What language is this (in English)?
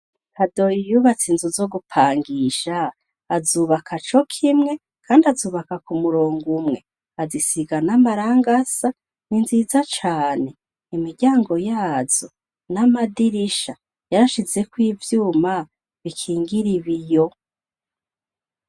Rundi